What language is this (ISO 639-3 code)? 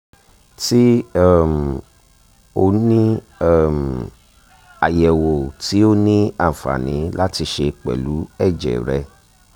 yor